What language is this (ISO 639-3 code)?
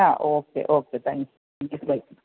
mal